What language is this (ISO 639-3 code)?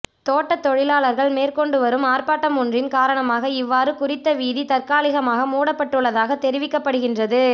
tam